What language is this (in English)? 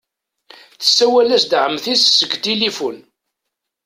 Kabyle